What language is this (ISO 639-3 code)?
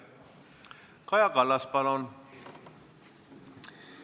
est